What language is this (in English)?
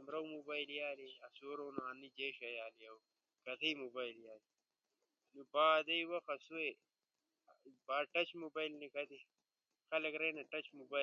Ushojo